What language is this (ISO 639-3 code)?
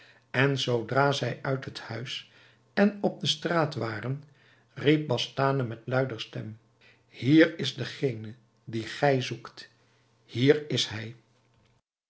nld